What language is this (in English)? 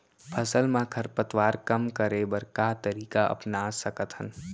Chhattisgarhi